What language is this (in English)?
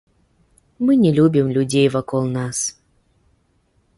Belarusian